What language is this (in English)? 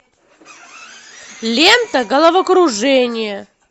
Russian